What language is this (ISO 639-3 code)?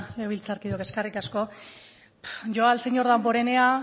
eus